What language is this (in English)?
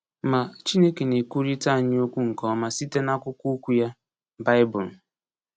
Igbo